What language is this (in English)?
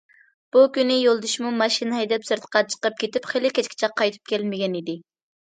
Uyghur